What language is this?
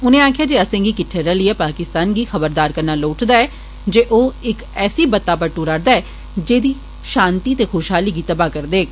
Dogri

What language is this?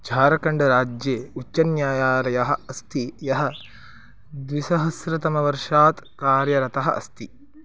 Sanskrit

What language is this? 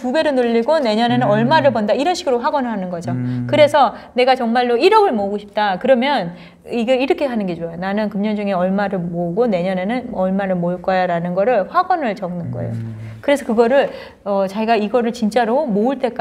Korean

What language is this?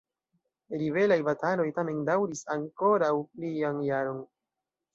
Esperanto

